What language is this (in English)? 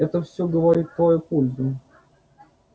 Russian